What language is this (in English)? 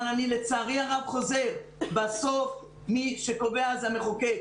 Hebrew